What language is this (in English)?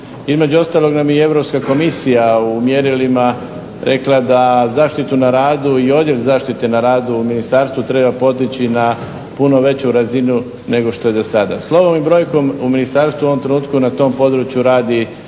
Croatian